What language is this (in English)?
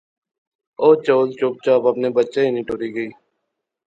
Pahari-Potwari